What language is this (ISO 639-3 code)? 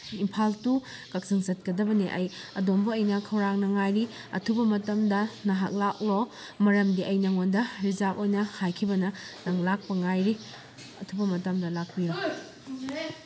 mni